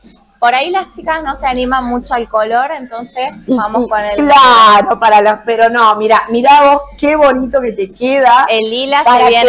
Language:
Spanish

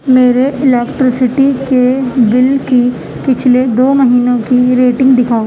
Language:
Urdu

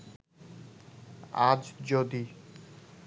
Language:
Bangla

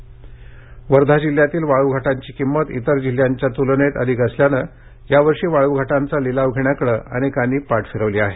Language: Marathi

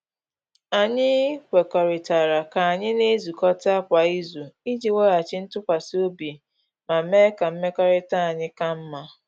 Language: Igbo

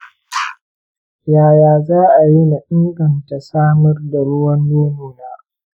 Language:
Hausa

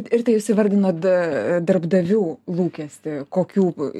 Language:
Lithuanian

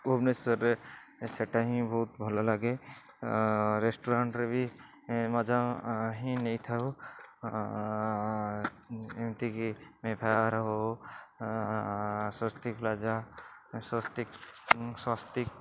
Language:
Odia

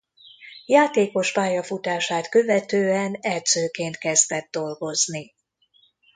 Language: Hungarian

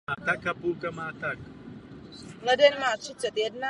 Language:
Czech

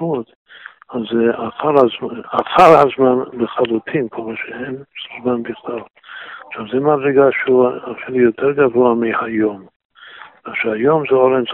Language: Hebrew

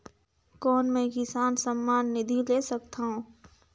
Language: Chhattisgarhi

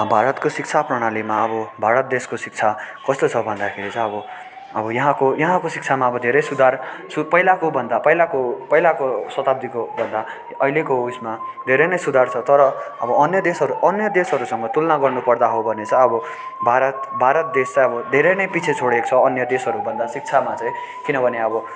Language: Nepali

